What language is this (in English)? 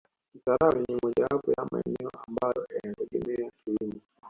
Swahili